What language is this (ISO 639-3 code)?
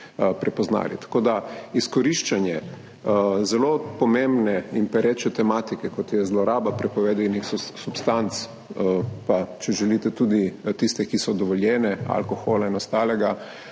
slv